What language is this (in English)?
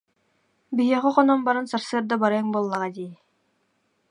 Yakut